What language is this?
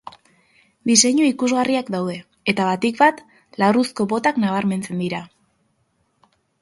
Basque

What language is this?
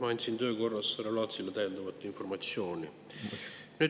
Estonian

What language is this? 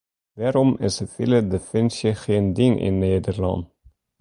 Western Frisian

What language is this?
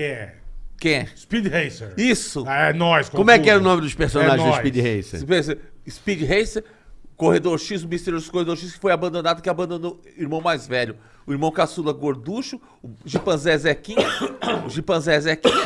Portuguese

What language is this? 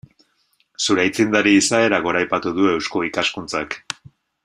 Basque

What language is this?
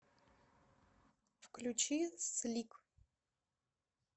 Russian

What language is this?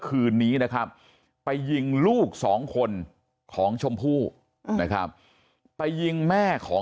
Thai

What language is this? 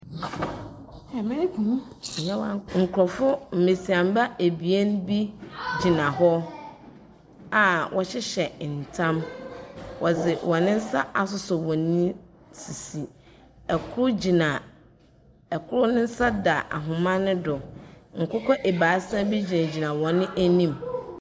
Akan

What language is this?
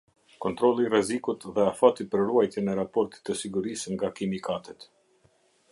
Albanian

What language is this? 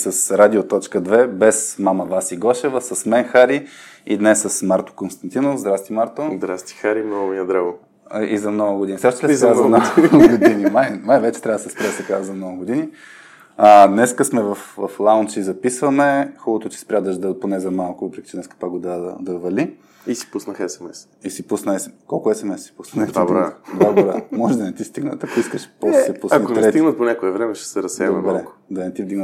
Bulgarian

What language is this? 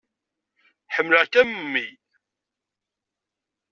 Kabyle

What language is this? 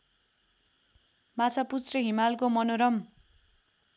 Nepali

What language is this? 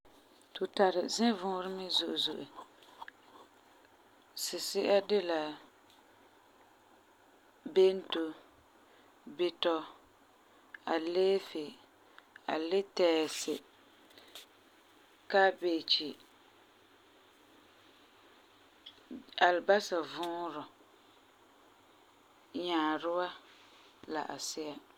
Frafra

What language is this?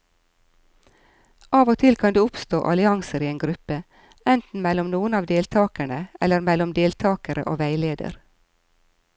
Norwegian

